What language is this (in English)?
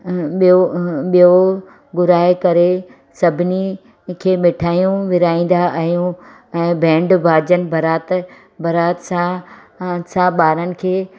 Sindhi